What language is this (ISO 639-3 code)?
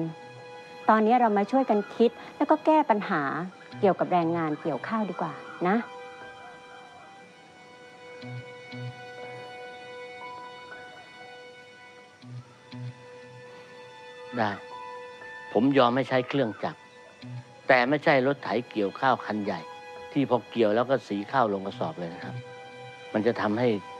tha